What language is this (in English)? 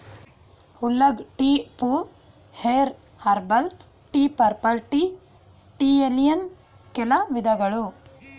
Kannada